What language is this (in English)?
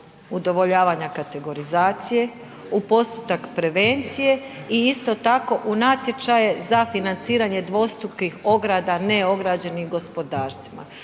Croatian